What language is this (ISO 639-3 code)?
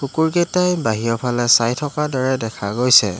asm